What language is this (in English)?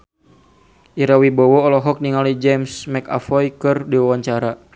Sundanese